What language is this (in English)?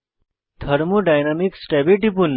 Bangla